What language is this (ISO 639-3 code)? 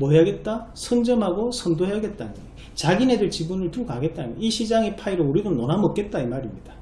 kor